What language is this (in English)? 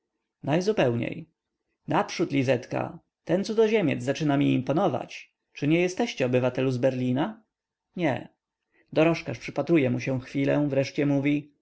Polish